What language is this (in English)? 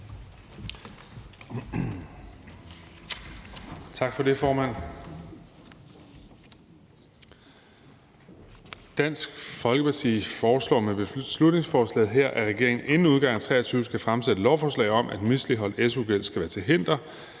Danish